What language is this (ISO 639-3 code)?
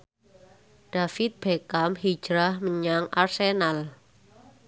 jav